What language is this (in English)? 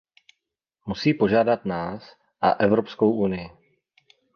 Czech